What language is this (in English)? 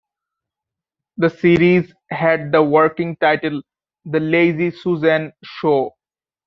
English